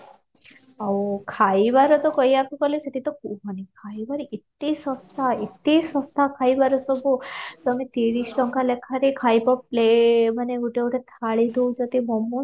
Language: Odia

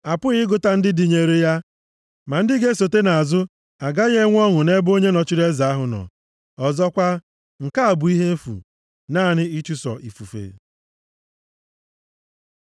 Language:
Igbo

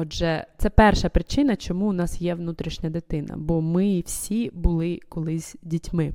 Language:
Ukrainian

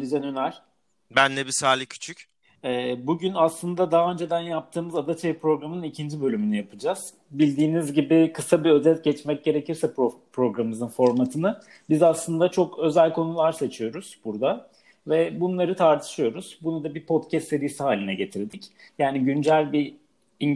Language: Turkish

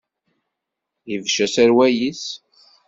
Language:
Kabyle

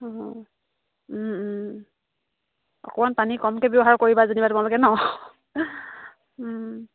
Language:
Assamese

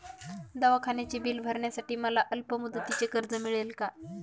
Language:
Marathi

